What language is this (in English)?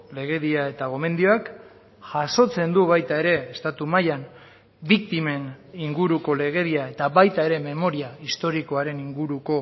Basque